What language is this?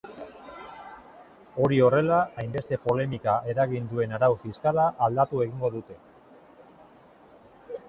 Basque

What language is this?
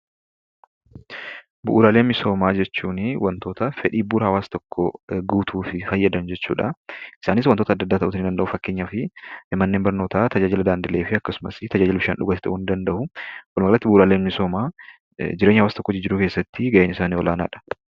Oromo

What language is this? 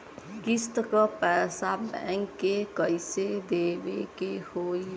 Bhojpuri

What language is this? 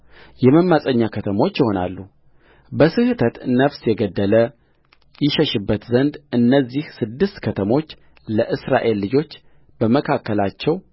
Amharic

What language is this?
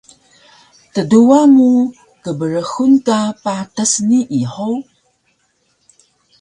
Taroko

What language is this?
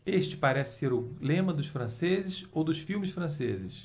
Portuguese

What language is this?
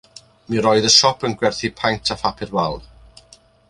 Welsh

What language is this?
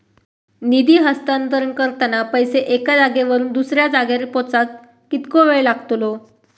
Marathi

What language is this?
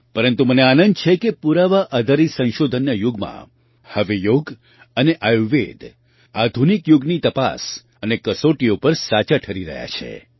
Gujarati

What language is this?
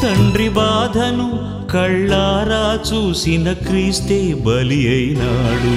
Telugu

